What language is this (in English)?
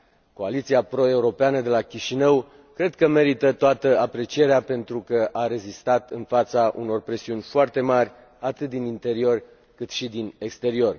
Romanian